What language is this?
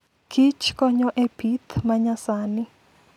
Luo (Kenya and Tanzania)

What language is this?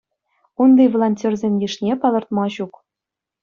Chuvash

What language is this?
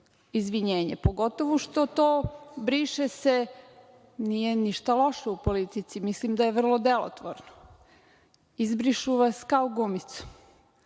Serbian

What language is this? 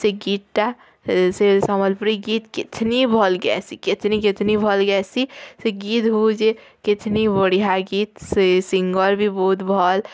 Odia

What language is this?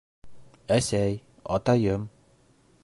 Bashkir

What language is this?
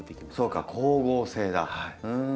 Japanese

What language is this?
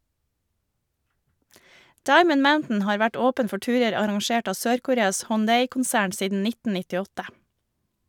Norwegian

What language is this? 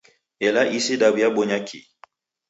Taita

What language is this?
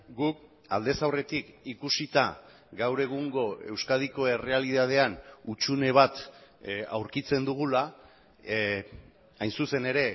Basque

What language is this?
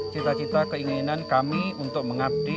Indonesian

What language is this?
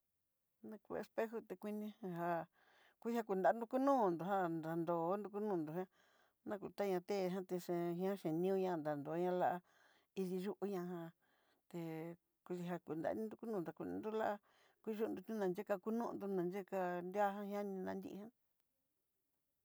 Southeastern Nochixtlán Mixtec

